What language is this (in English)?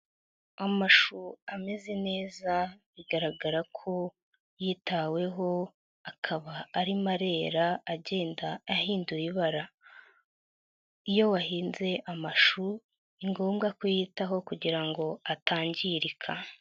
Kinyarwanda